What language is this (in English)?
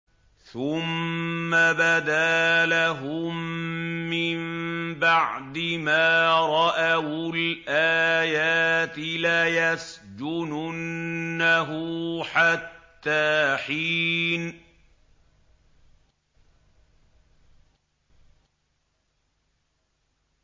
Arabic